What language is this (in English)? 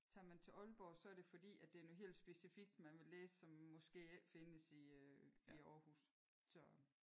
Danish